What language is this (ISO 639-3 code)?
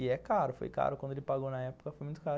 por